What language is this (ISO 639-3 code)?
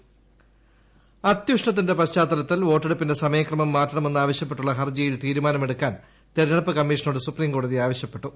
mal